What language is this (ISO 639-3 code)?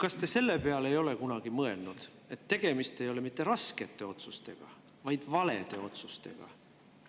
est